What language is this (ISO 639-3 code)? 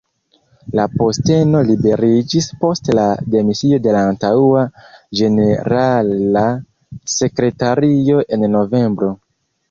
epo